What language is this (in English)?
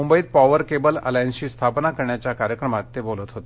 Marathi